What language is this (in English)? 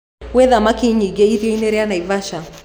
Kikuyu